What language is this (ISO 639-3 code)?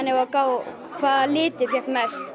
isl